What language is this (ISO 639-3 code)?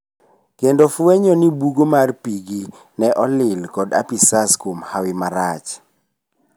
luo